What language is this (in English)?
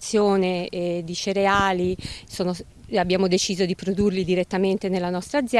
Italian